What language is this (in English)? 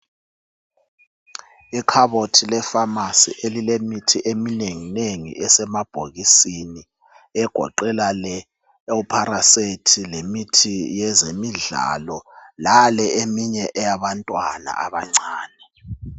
North Ndebele